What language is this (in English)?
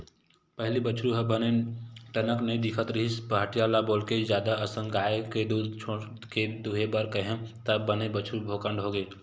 Chhattisgarhi